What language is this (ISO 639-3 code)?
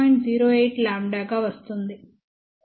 tel